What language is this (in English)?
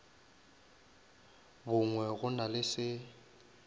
Northern Sotho